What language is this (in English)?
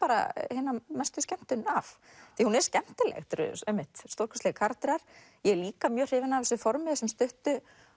Icelandic